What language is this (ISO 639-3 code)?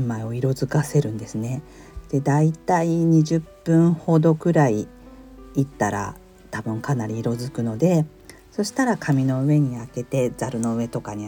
jpn